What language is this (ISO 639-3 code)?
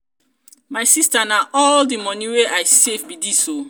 pcm